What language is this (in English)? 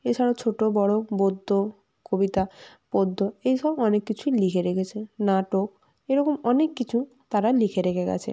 Bangla